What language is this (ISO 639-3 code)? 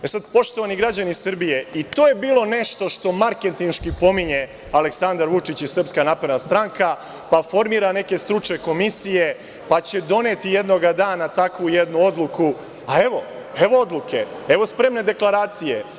srp